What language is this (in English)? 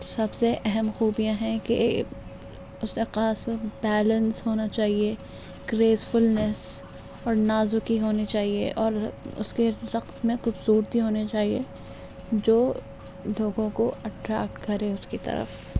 Urdu